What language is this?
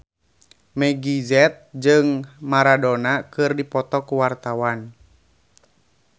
Sundanese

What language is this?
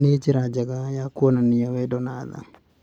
Kikuyu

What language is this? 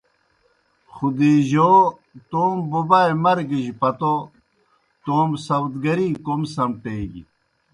Kohistani Shina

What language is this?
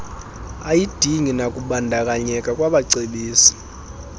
Xhosa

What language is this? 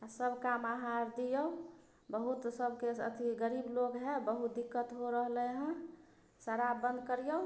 Maithili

